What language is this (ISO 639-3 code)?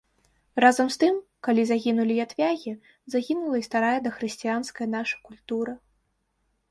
bel